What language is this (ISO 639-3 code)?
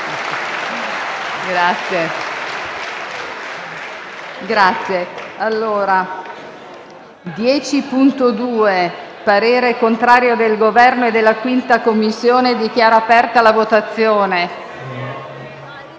ita